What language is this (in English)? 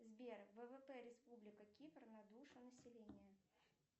Russian